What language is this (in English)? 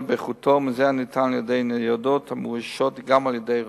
Hebrew